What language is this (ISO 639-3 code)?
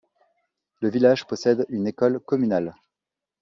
fra